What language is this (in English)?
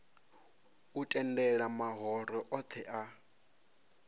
Venda